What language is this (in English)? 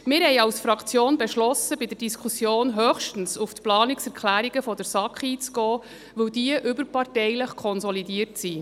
Swiss German